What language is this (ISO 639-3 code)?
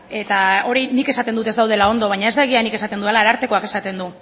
eus